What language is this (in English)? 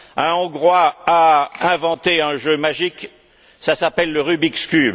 French